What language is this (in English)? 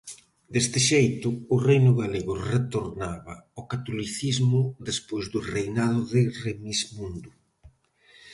Galician